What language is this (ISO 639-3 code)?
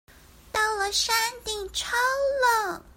zho